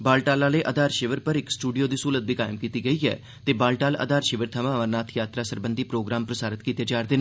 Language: Dogri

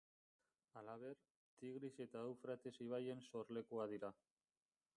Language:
Basque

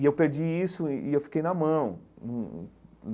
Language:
Portuguese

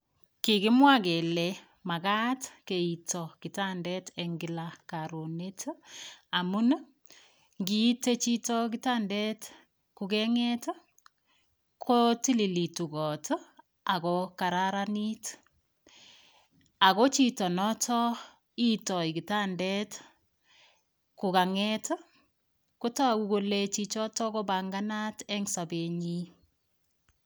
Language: Kalenjin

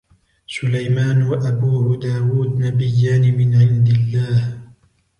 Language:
Arabic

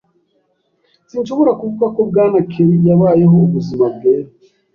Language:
Kinyarwanda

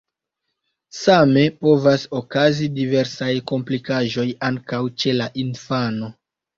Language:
Esperanto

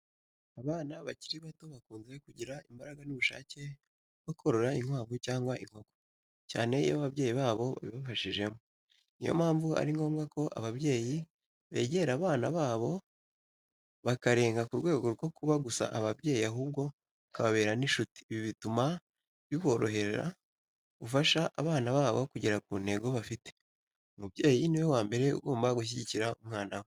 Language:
Kinyarwanda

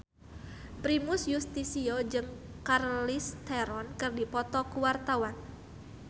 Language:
Sundanese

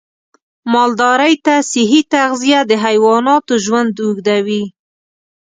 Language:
Pashto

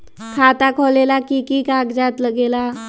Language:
Magahi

